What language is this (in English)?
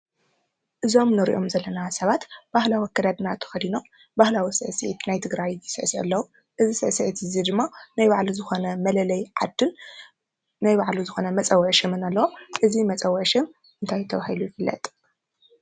Tigrinya